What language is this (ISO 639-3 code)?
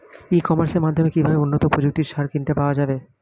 ben